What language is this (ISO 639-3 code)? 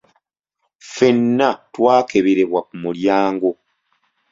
lug